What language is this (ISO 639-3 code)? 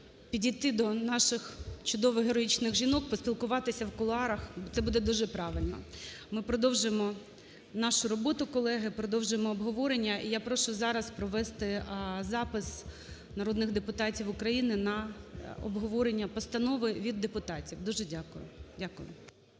ukr